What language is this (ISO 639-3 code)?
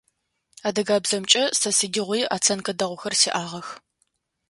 ady